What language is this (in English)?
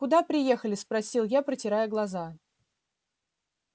Russian